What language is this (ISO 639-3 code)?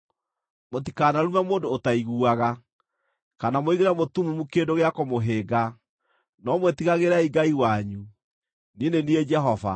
kik